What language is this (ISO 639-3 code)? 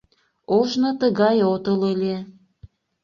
chm